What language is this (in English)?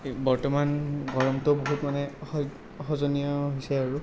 Assamese